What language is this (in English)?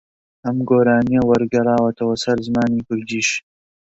Central Kurdish